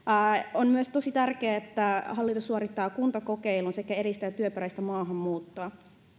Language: Finnish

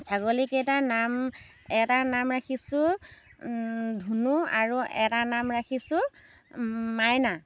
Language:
Assamese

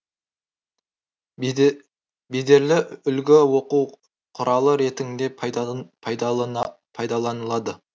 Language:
Kazakh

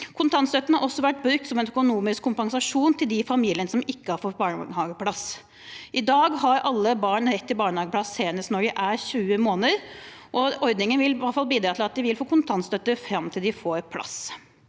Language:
Norwegian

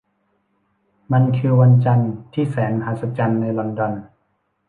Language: Thai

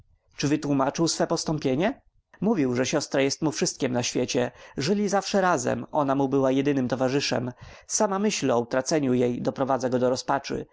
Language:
Polish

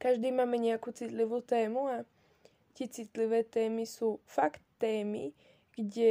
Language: Slovak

